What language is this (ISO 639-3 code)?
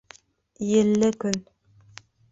bak